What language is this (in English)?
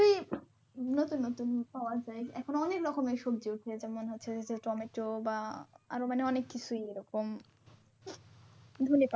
Bangla